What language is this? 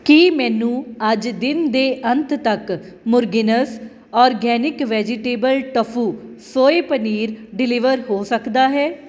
Punjabi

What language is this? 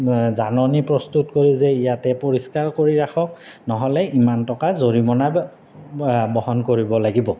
Assamese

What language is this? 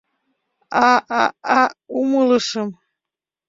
Mari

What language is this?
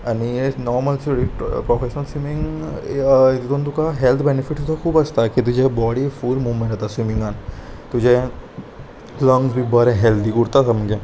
Konkani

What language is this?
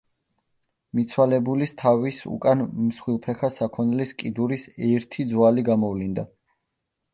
Georgian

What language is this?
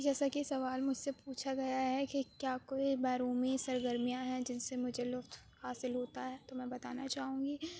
Urdu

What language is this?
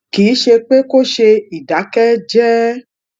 Yoruba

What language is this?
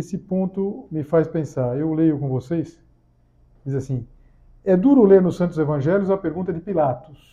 Portuguese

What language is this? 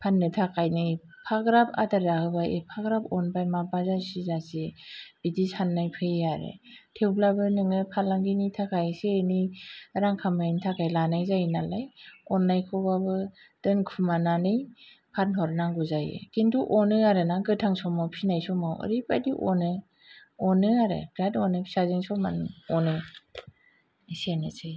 Bodo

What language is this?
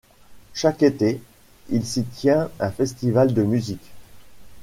French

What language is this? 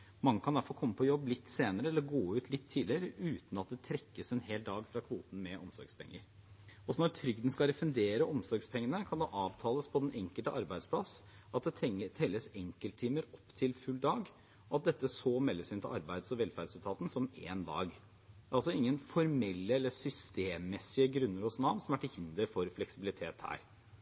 Norwegian Bokmål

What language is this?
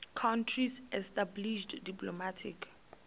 Venda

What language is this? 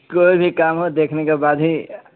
Urdu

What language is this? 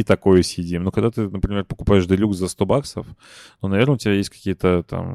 Russian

